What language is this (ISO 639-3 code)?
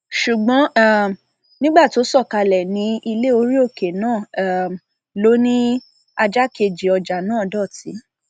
yor